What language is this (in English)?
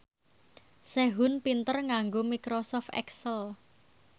Javanese